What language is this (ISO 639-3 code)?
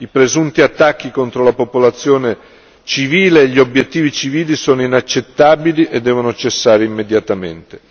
ita